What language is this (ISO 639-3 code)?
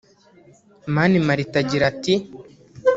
kin